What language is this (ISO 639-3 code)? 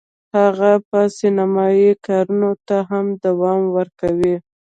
pus